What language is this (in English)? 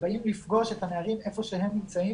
Hebrew